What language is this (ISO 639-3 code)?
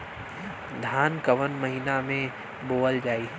bho